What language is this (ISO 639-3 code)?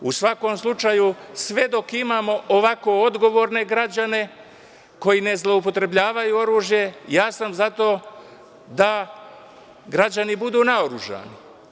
srp